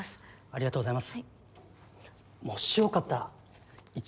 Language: Japanese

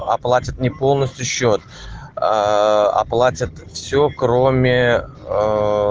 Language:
Russian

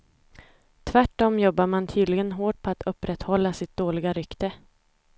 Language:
Swedish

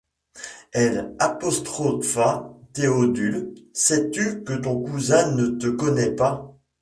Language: French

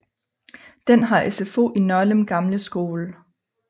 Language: Danish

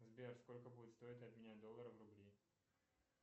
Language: Russian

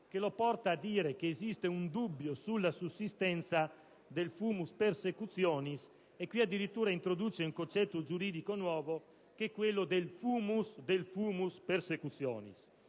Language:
Italian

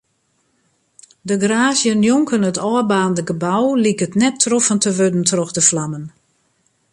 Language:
Western Frisian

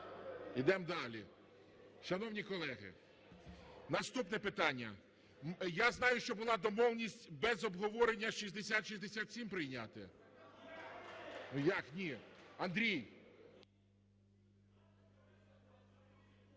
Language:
Ukrainian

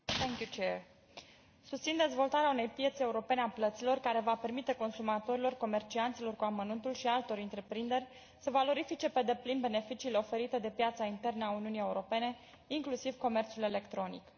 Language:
Romanian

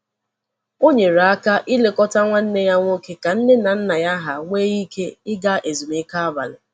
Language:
Igbo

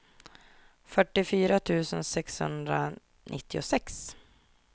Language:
Swedish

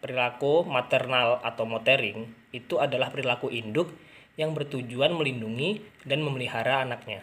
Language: Indonesian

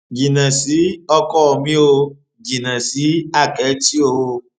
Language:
Yoruba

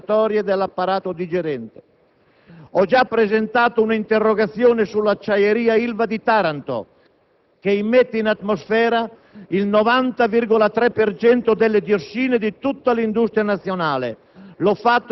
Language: Italian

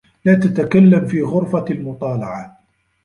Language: Arabic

